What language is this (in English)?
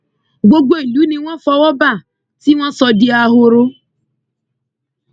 Yoruba